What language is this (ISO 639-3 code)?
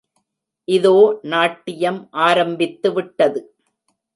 tam